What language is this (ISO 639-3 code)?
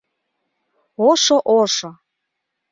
chm